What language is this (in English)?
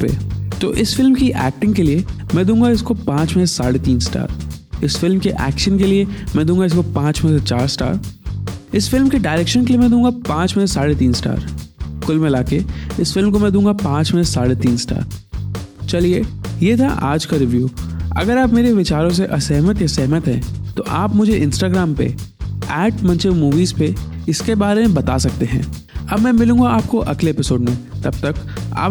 Hindi